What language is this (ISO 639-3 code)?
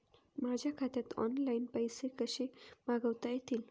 mar